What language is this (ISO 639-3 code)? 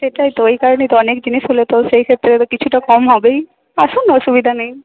ben